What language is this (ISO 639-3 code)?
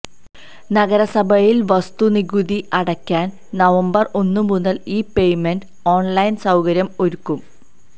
mal